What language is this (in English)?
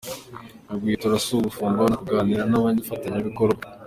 Kinyarwanda